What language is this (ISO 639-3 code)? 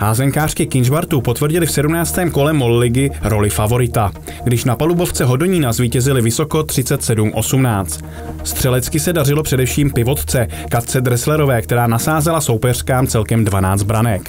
ces